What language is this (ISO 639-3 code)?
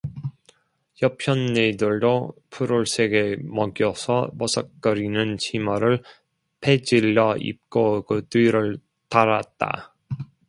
kor